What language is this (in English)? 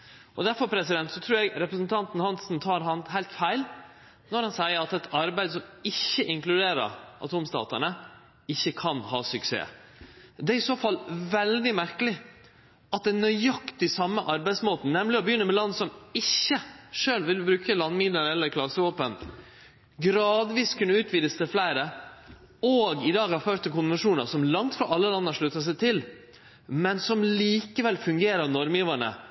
Norwegian Nynorsk